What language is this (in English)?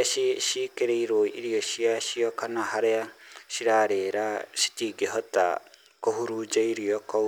Kikuyu